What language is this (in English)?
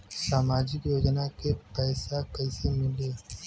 Bhojpuri